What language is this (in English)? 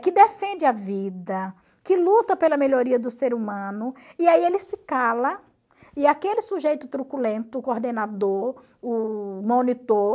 Portuguese